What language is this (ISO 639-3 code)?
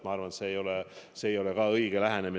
est